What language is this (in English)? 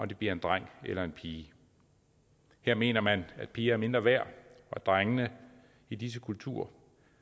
Danish